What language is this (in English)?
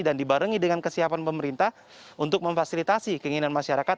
Indonesian